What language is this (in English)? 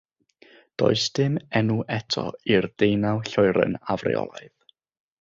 Welsh